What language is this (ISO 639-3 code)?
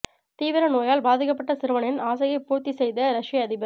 tam